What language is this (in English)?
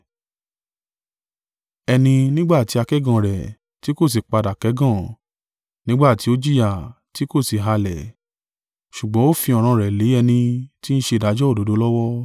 Yoruba